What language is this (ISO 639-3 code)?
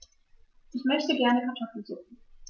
deu